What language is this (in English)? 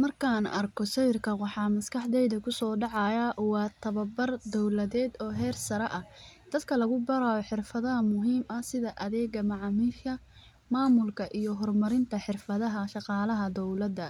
Somali